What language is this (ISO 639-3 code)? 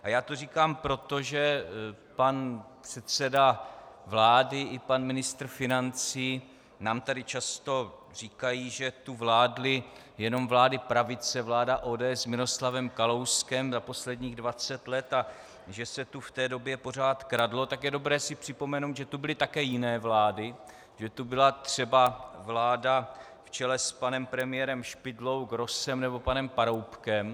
ces